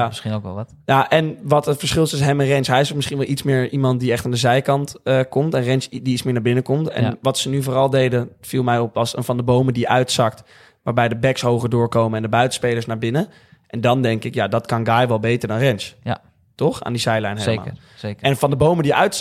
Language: Dutch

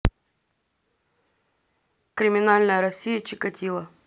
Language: Russian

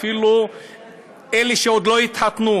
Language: Hebrew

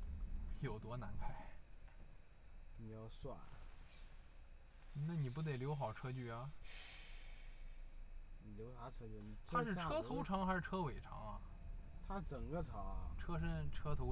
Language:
Chinese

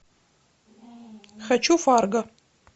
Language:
Russian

